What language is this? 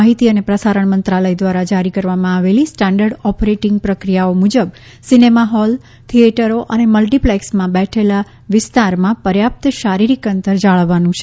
Gujarati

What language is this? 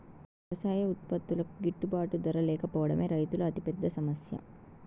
Telugu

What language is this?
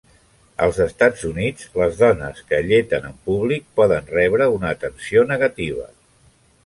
Catalan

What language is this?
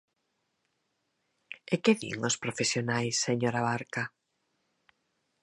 Galician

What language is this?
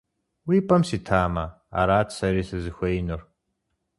Kabardian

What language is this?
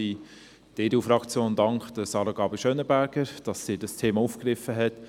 Swiss German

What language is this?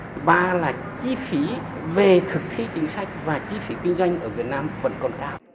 Vietnamese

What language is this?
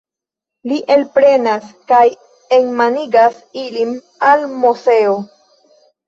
Esperanto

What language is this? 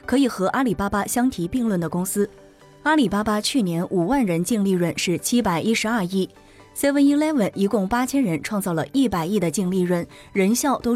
Chinese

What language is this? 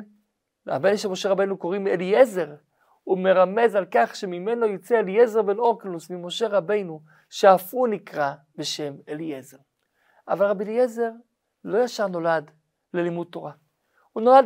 Hebrew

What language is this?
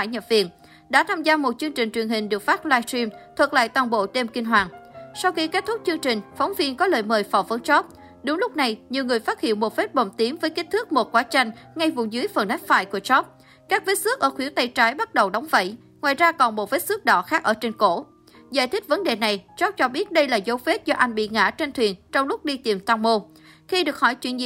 Vietnamese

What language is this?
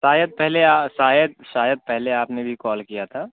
Urdu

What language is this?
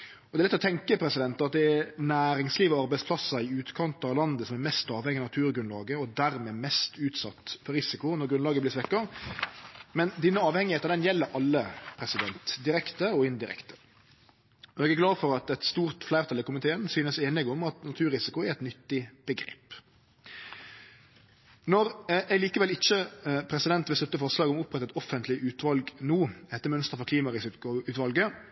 Norwegian Nynorsk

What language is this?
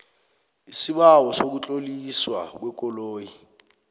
South Ndebele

